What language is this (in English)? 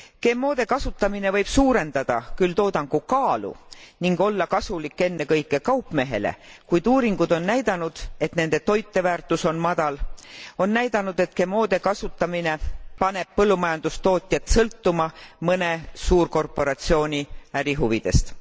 Estonian